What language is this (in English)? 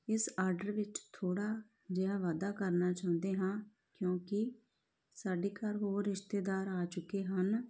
Punjabi